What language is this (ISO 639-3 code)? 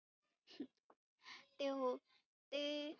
mar